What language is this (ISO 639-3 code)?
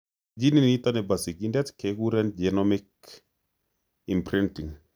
kln